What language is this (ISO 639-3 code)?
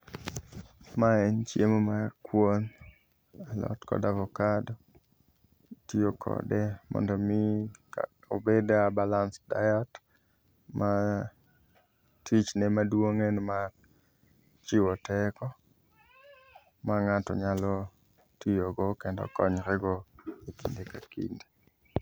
luo